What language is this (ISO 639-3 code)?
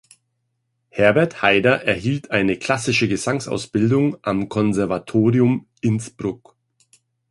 deu